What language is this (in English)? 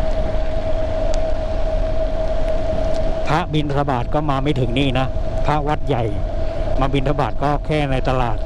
Thai